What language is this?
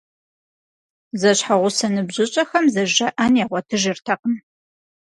Kabardian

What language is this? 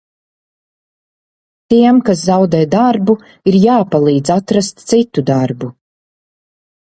Latvian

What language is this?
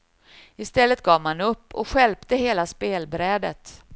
Swedish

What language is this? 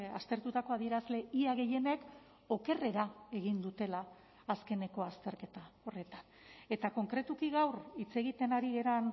Basque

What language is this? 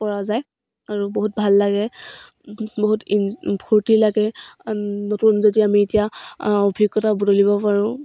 Assamese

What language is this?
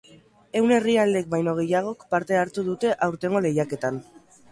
Basque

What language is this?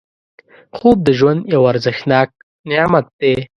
Pashto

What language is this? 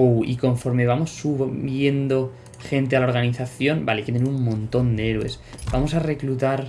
Spanish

